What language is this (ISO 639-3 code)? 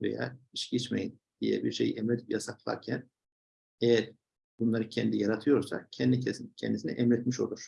tur